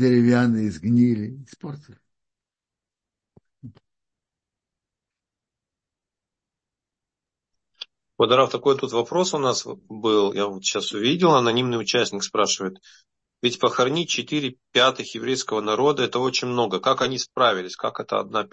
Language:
Russian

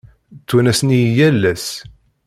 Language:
Kabyle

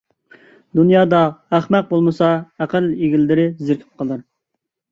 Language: Uyghur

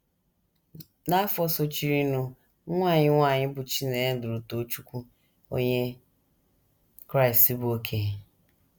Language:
Igbo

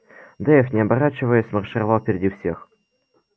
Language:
Russian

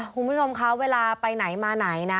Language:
Thai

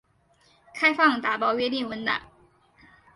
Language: Chinese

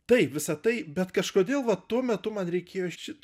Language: Lithuanian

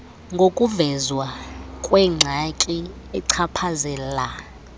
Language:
Xhosa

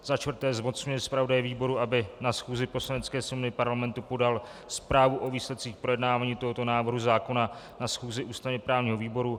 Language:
Czech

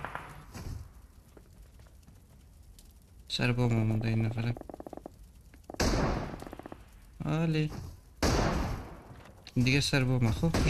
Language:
Persian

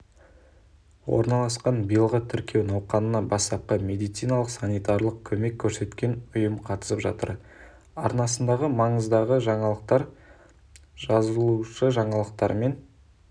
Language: Kazakh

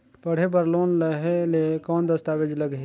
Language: Chhattisgarhi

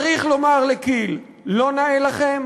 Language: Hebrew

